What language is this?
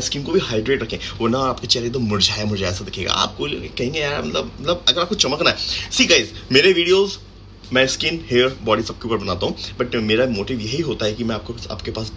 Hindi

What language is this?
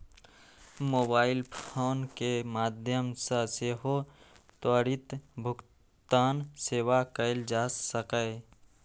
Maithili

